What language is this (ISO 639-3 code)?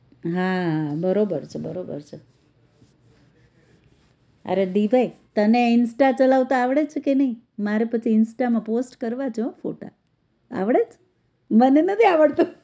guj